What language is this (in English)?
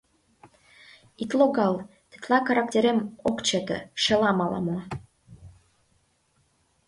Mari